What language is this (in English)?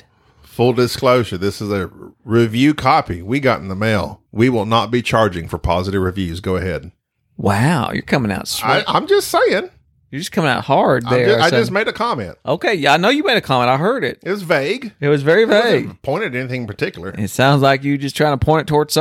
English